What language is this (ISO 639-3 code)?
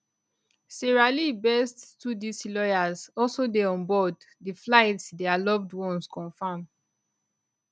pcm